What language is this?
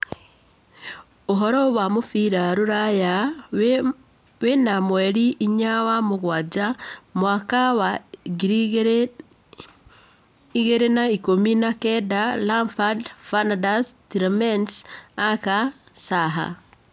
Kikuyu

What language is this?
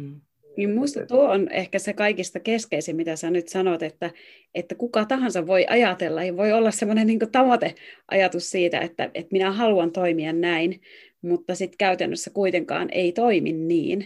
Finnish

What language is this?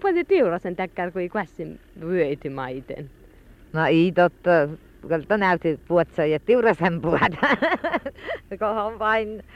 Finnish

